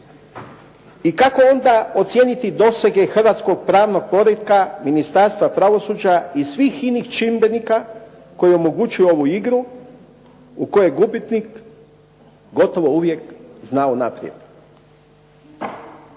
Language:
Croatian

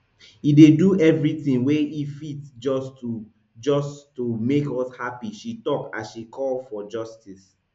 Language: Nigerian Pidgin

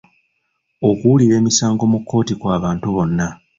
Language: Ganda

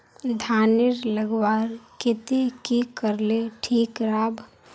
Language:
Magahi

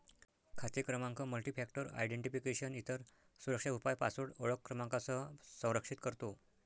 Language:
Marathi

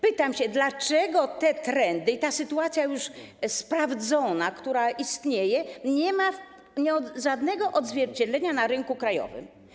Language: Polish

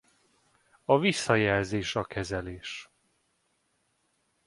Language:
Hungarian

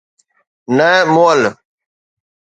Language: Sindhi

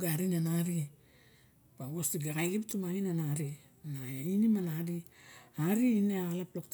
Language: Barok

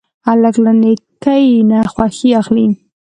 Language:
Pashto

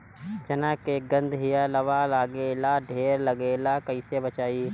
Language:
Bhojpuri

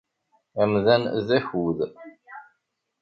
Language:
Kabyle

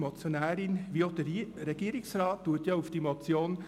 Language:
Swiss German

